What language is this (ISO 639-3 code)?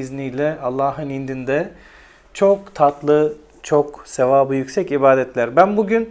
tur